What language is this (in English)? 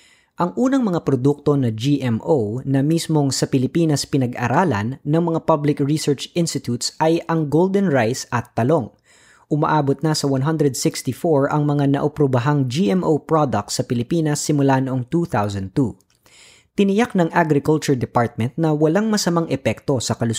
Filipino